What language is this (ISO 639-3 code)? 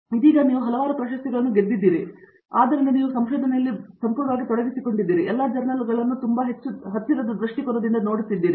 kan